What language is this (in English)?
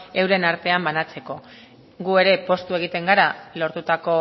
Basque